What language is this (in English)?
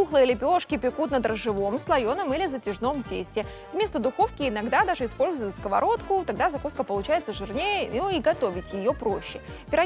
Russian